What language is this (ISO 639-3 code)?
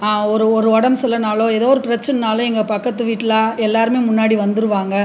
tam